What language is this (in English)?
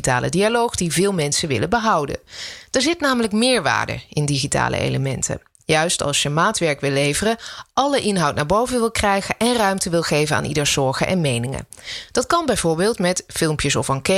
Dutch